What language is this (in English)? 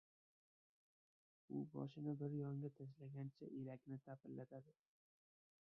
Uzbek